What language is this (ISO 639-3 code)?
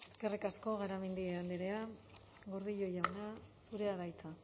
eus